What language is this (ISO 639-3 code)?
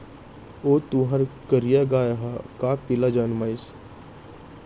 hne